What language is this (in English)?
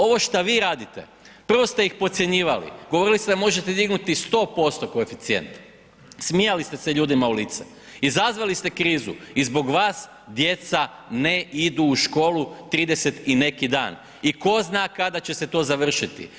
Croatian